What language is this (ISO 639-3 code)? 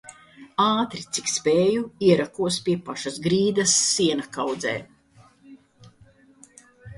lav